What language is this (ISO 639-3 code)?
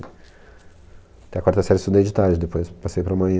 por